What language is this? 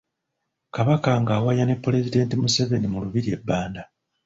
Ganda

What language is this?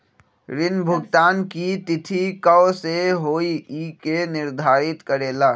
Magahi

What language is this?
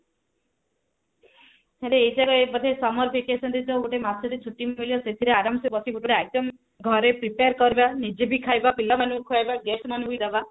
Odia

